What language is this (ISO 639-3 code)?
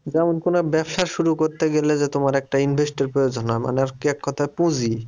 ben